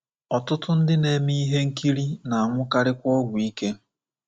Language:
Igbo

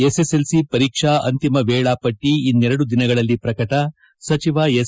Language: Kannada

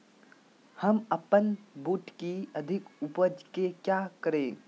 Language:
Magahi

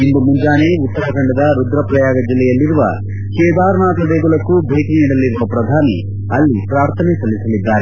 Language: Kannada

